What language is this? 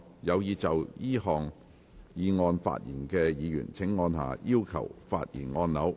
Cantonese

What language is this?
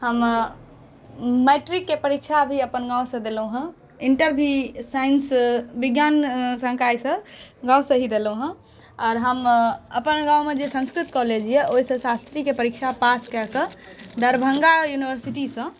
Maithili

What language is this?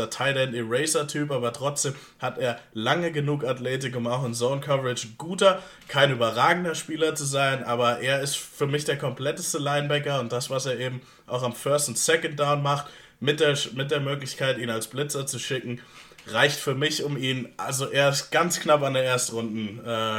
German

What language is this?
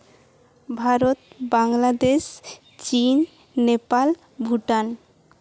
Santali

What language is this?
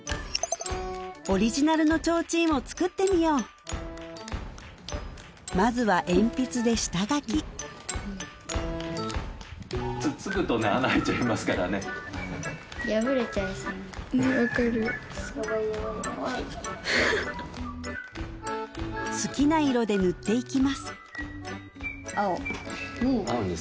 Japanese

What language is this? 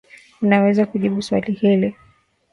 Swahili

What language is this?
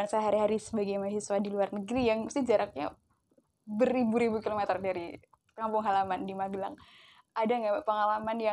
Indonesian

